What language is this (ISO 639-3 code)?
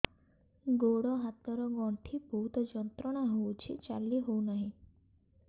ori